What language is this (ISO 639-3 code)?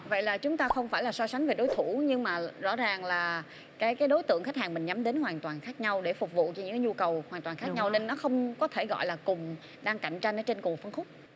vie